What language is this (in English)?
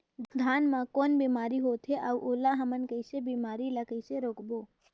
Chhattisgarhi